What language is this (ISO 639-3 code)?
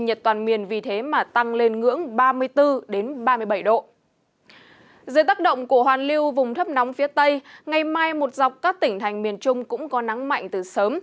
vie